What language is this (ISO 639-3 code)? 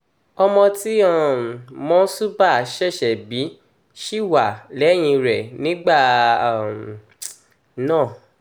yor